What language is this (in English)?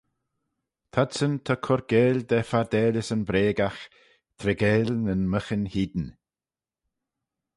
Manx